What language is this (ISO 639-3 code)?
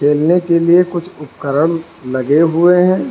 hin